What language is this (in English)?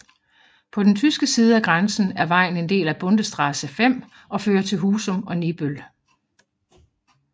Danish